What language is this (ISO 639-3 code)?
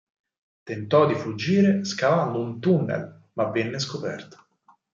ita